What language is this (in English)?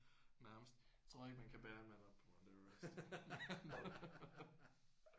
Danish